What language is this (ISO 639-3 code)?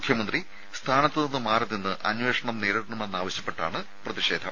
mal